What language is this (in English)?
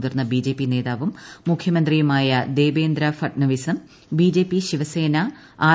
Malayalam